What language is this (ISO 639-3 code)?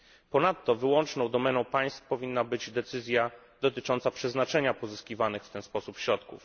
pol